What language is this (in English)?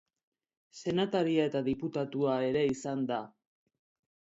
Basque